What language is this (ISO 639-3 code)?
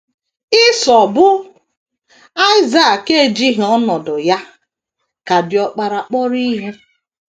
ibo